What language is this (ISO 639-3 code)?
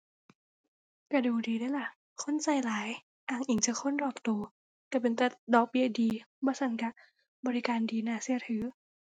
tha